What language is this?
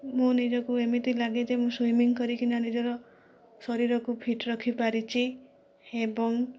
Odia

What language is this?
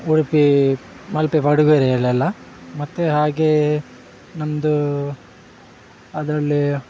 Kannada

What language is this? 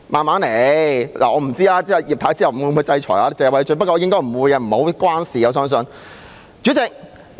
Cantonese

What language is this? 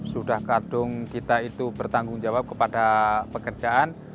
Indonesian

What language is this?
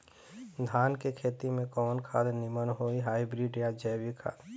Bhojpuri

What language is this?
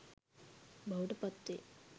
Sinhala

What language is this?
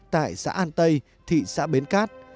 Vietnamese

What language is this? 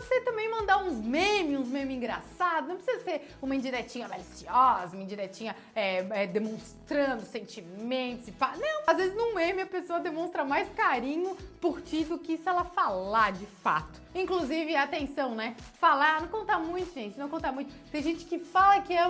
Portuguese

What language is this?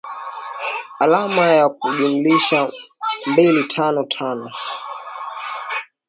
Swahili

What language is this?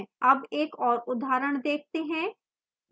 Hindi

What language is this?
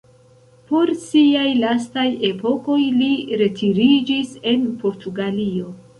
Esperanto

